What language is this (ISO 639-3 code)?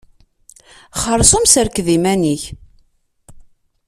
kab